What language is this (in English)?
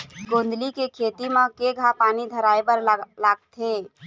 Chhattisgarhi